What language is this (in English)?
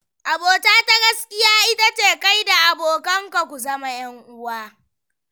Hausa